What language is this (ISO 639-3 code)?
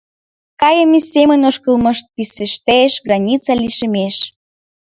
chm